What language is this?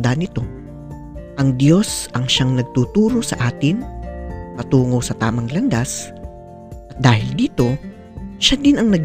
Filipino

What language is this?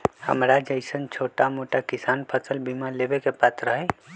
Magahi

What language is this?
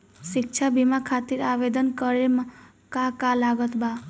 Bhojpuri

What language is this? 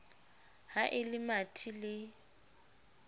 Southern Sotho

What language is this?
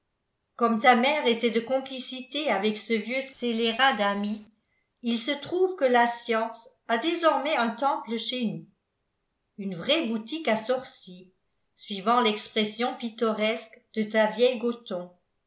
French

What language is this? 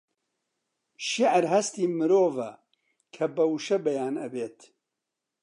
Central Kurdish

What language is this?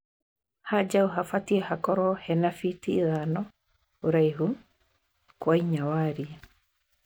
Kikuyu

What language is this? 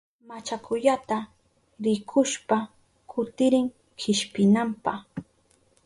Southern Pastaza Quechua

